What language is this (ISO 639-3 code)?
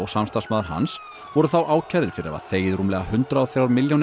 isl